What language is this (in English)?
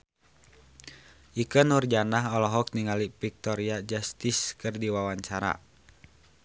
Sundanese